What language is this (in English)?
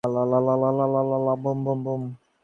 Bangla